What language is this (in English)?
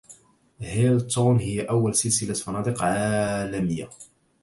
Arabic